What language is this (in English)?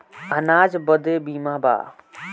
Bhojpuri